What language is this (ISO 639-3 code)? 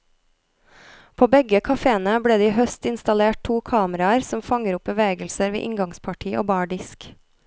nor